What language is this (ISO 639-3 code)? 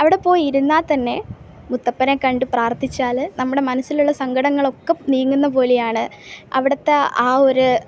mal